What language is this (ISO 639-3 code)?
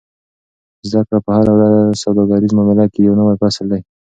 pus